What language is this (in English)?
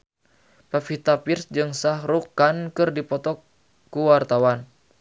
Sundanese